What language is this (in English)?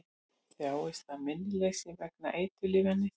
Icelandic